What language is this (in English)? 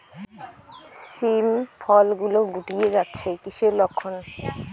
Bangla